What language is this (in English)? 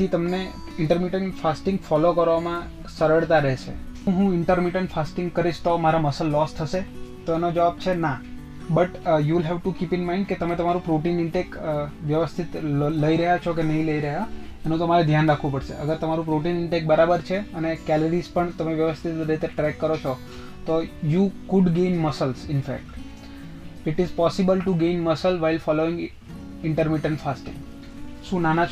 Gujarati